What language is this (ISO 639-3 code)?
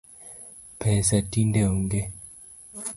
luo